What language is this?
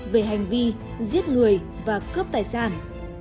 Vietnamese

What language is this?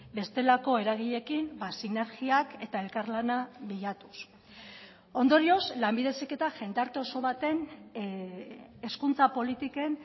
Basque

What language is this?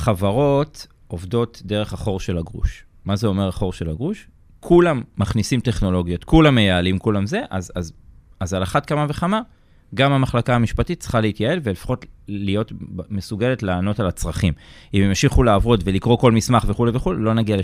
Hebrew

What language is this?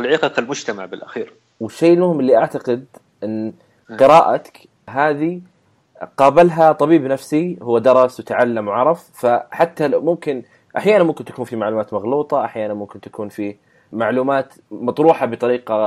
Arabic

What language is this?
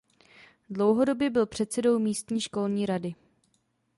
Czech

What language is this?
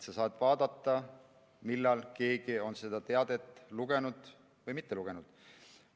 Estonian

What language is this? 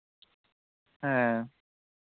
Santali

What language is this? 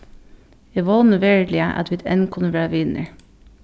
Faroese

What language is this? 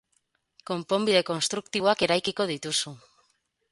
Basque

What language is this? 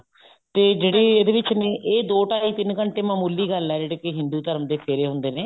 Punjabi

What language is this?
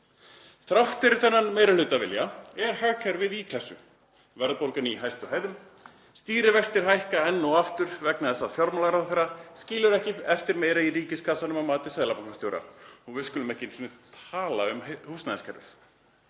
Icelandic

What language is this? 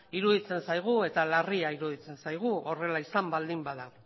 Basque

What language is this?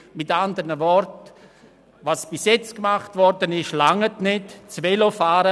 Swiss German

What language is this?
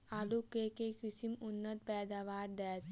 Maithili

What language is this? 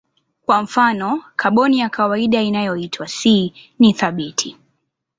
Swahili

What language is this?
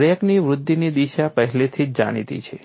Gujarati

